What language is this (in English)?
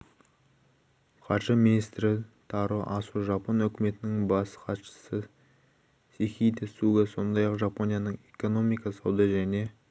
Kazakh